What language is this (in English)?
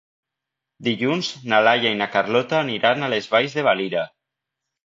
Catalan